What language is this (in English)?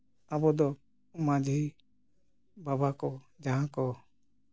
Santali